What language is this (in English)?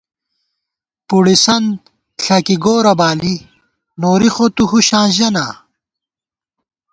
Gawar-Bati